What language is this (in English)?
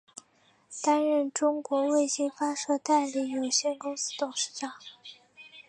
Chinese